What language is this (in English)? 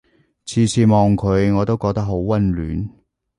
Cantonese